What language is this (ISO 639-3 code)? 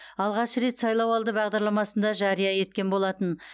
kaz